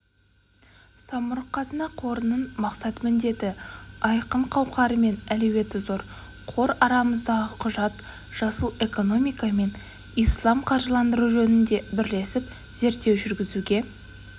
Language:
Kazakh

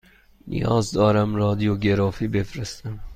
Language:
Persian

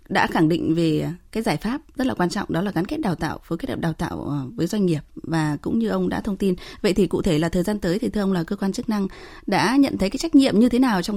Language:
Vietnamese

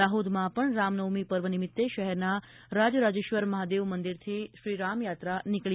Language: Gujarati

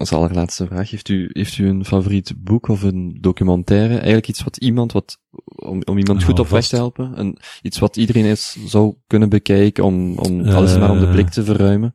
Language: Dutch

